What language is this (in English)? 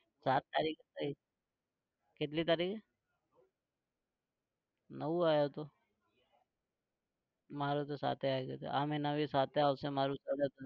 Gujarati